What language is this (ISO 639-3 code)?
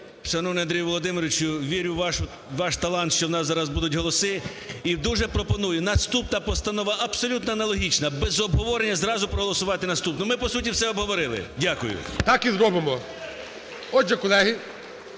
ukr